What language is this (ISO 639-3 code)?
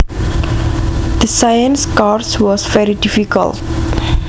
jav